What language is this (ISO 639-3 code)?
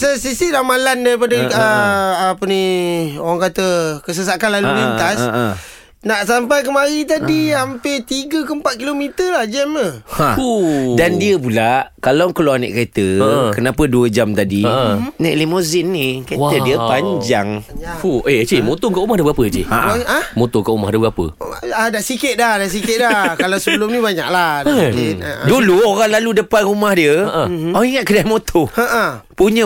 msa